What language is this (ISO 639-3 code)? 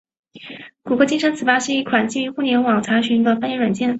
zho